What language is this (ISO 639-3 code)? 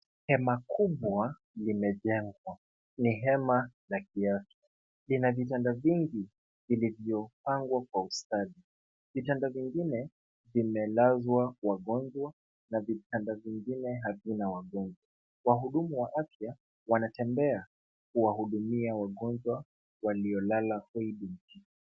swa